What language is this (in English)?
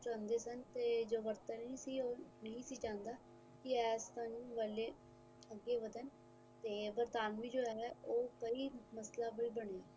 Punjabi